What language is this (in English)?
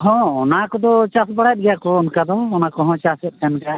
Santali